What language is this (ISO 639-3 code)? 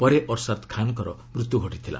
ori